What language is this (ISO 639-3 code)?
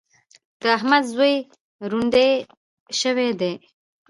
pus